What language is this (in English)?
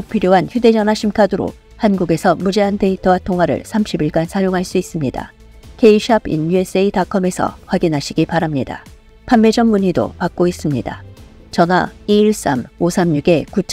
Korean